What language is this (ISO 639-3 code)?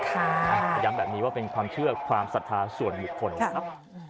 tha